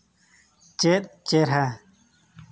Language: Santali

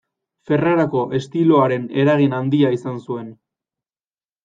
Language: Basque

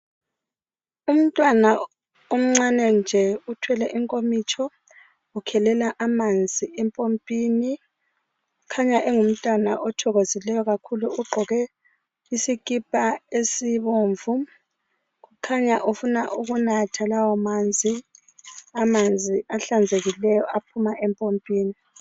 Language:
North Ndebele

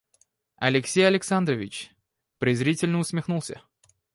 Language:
Russian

